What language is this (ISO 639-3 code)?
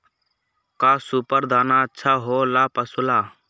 mag